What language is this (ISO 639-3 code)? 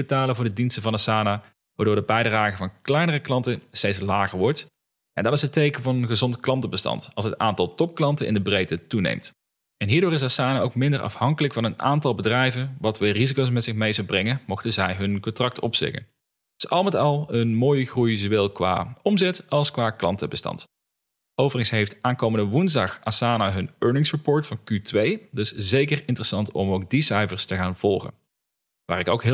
nld